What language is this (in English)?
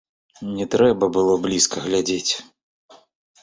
Belarusian